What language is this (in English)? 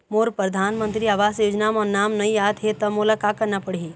Chhattisgarhi